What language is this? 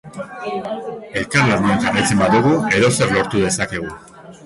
Basque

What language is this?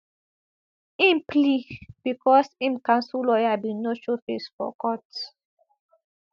Nigerian Pidgin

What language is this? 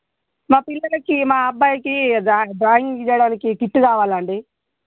Telugu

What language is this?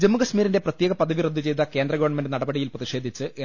Malayalam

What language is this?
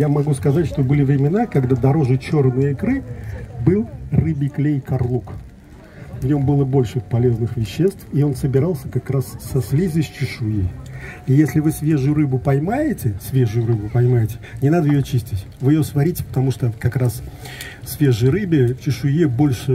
Russian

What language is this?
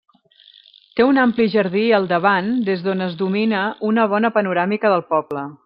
Catalan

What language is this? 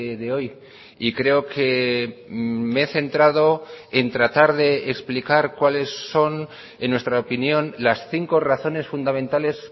Spanish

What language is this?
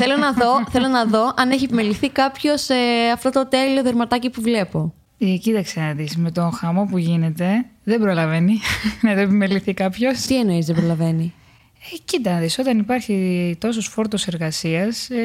Greek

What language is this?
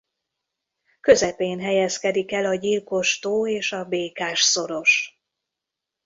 Hungarian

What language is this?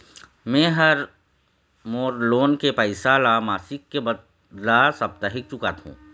Chhattisgarhi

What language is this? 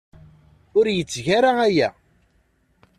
Kabyle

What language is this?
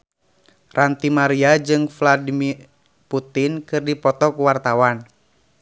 Sundanese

